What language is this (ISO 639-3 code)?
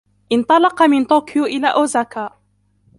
ara